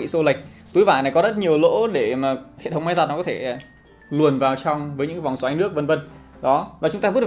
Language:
Vietnamese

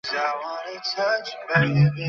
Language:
Bangla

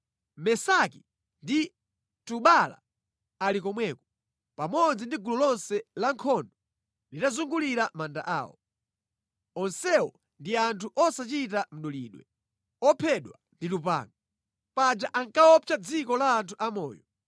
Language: Nyanja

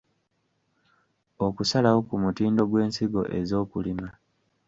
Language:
Ganda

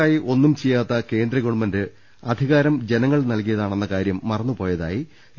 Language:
Malayalam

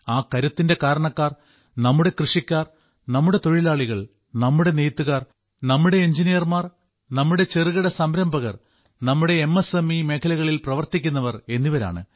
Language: Malayalam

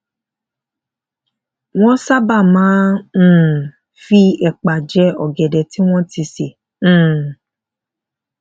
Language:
Yoruba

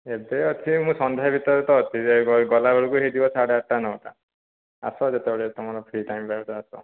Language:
Odia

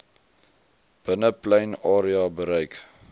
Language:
Afrikaans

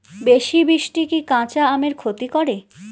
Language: Bangla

